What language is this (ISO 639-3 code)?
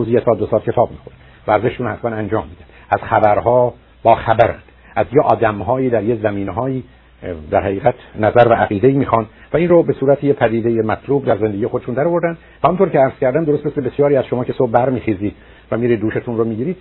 fas